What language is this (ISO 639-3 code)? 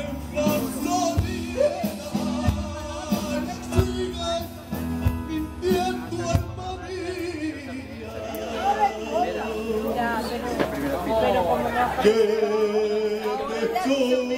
nld